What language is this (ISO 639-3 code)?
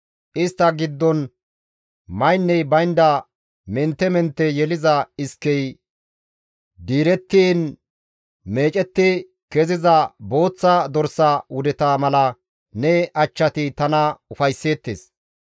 gmv